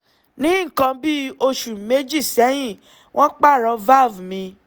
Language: Yoruba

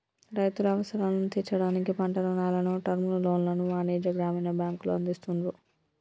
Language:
Telugu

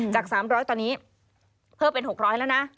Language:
Thai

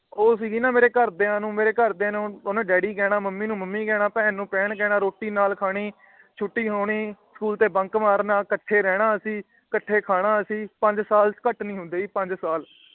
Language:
Punjabi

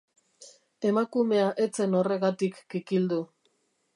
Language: Basque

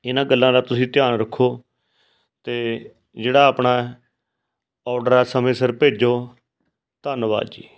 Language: Punjabi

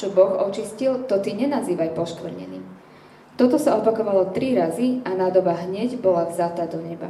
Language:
Slovak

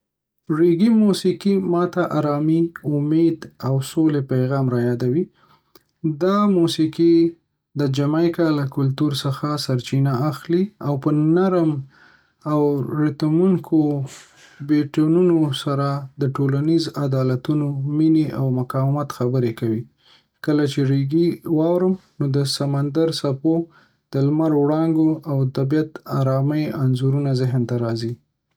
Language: Pashto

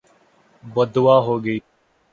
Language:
Urdu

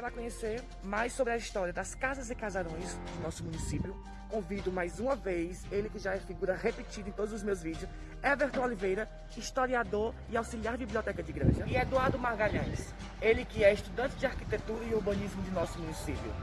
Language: Portuguese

